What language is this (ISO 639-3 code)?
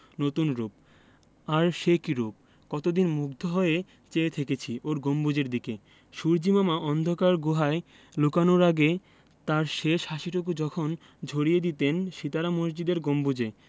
ben